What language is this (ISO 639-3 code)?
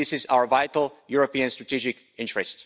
eng